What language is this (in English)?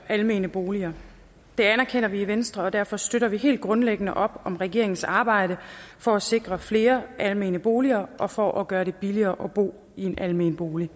Danish